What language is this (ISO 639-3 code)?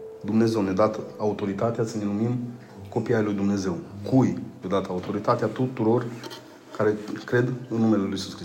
ron